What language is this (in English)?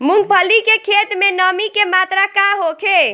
Bhojpuri